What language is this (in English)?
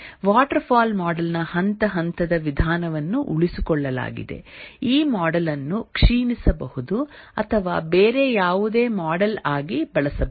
Kannada